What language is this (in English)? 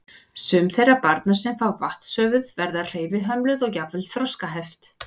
Icelandic